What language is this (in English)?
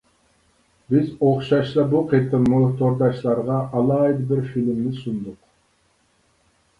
Uyghur